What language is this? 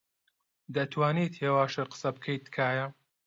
Central Kurdish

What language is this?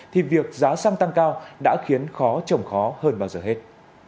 Vietnamese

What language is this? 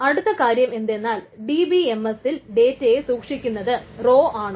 Malayalam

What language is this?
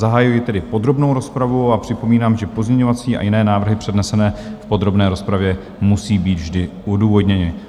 Czech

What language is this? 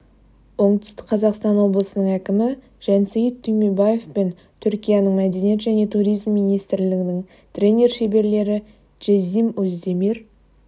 Kazakh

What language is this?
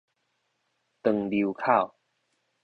Min Nan Chinese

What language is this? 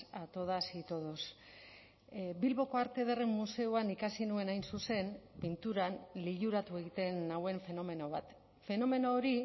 Basque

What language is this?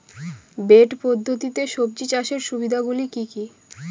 Bangla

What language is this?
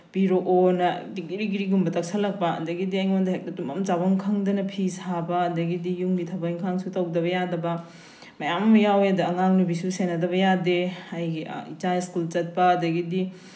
Manipuri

